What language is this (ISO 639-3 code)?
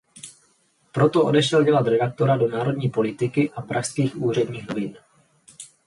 ces